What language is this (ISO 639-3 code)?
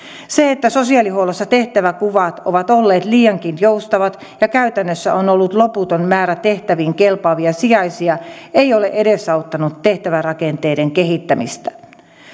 fin